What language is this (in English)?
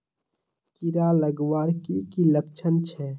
Magahi